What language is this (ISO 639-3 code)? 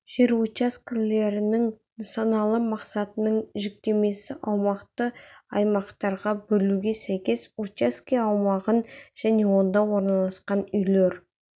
kaz